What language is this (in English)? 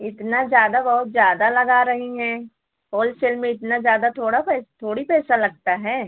Hindi